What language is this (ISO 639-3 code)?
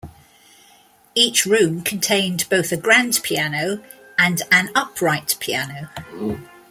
eng